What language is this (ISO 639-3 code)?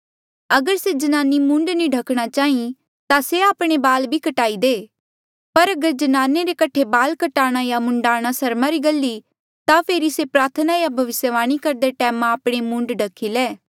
mjl